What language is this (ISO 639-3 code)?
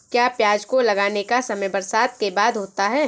hin